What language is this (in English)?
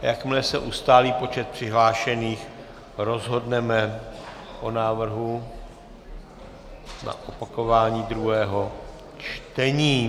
Czech